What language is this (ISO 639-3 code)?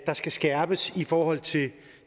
dan